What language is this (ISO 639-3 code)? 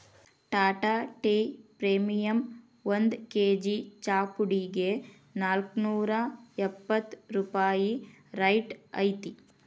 kan